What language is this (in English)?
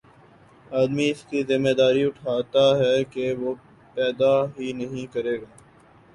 Urdu